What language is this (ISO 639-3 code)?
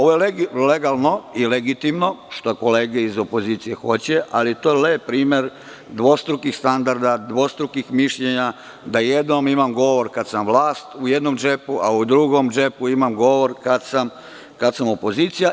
srp